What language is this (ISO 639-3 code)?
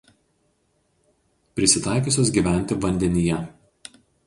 lit